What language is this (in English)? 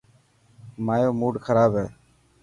Dhatki